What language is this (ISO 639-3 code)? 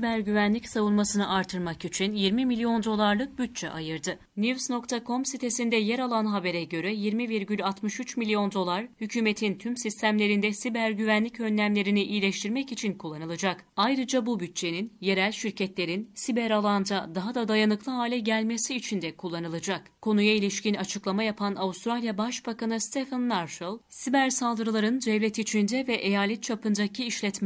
tur